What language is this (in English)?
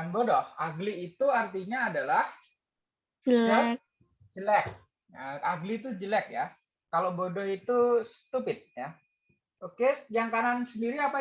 Indonesian